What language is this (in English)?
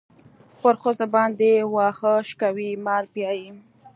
Pashto